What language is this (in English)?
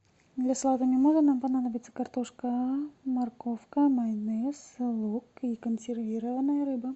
Russian